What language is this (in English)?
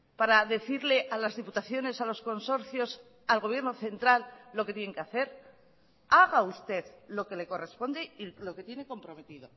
Spanish